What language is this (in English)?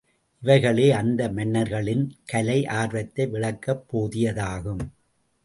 Tamil